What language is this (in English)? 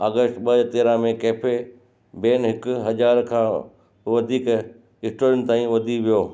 Sindhi